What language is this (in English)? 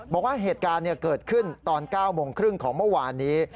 Thai